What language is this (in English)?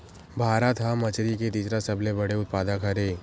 Chhattisgarhi